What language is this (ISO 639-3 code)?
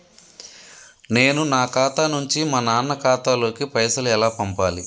tel